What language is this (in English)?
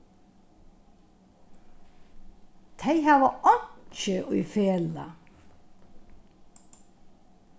Faroese